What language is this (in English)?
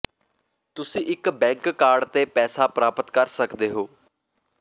Punjabi